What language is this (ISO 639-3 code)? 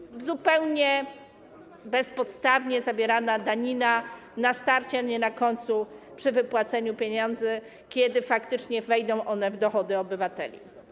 pol